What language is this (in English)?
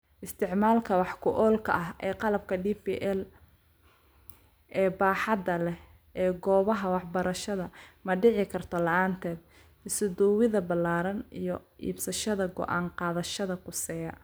Somali